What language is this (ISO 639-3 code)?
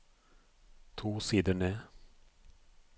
nor